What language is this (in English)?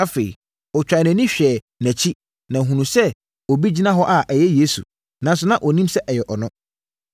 Akan